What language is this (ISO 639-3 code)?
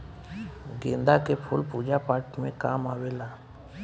bho